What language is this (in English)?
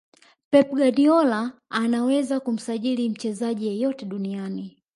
Swahili